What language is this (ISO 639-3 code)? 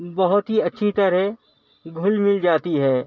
urd